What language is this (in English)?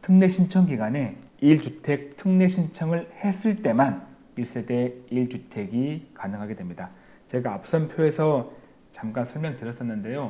Korean